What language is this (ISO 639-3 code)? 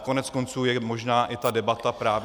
ces